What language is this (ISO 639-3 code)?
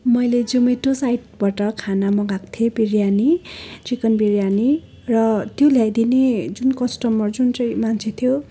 nep